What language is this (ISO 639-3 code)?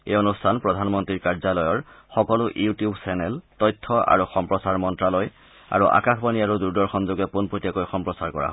asm